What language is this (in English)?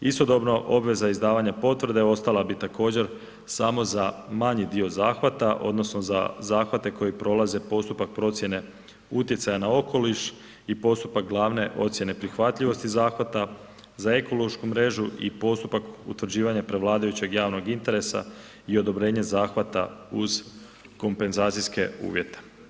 Croatian